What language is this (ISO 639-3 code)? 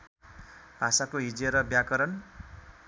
nep